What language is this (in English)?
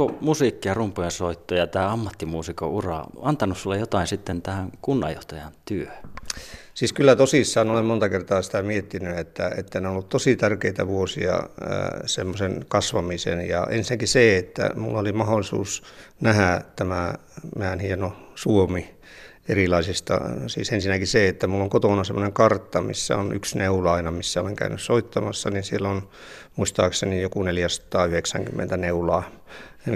Finnish